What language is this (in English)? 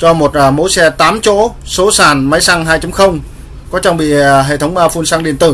Vietnamese